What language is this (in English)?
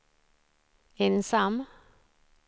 Swedish